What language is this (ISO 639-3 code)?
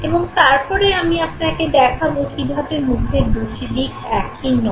ben